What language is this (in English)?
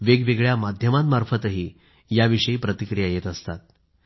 Marathi